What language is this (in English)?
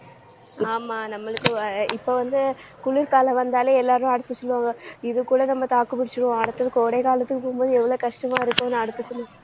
Tamil